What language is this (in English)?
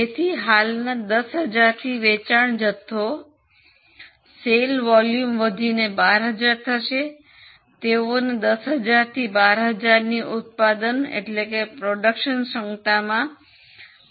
Gujarati